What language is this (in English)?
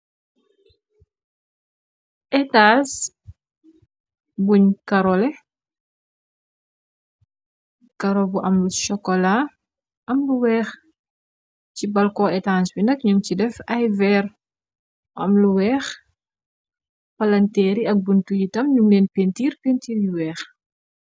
Wolof